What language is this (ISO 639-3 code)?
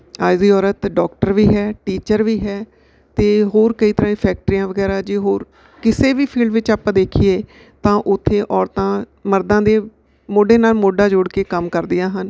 pan